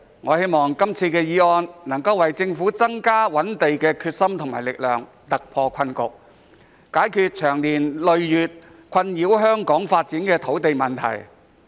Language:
Cantonese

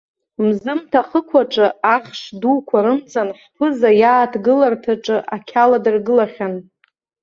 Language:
Abkhazian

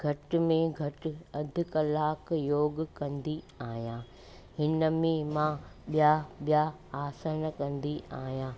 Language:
Sindhi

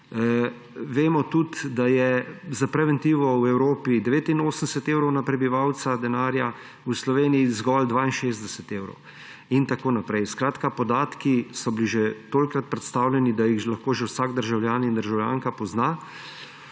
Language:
Slovenian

